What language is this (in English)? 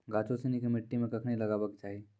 Maithili